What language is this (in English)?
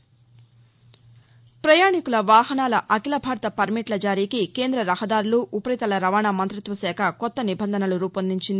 Telugu